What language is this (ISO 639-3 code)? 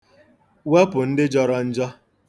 ibo